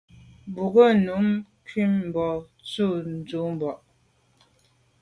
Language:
Medumba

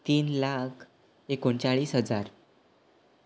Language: Konkani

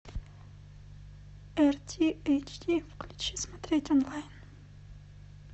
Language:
Russian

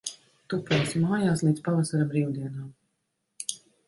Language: Latvian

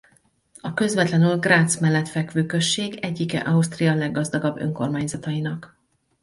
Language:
Hungarian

